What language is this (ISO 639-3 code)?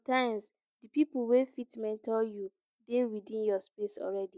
pcm